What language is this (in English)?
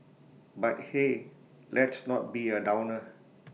English